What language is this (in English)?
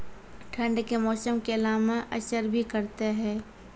Maithili